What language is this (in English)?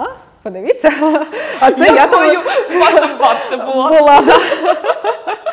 Ukrainian